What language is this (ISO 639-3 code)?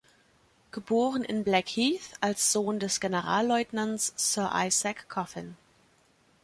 deu